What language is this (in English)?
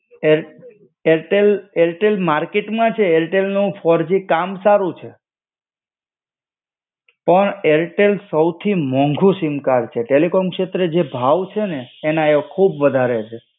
Gujarati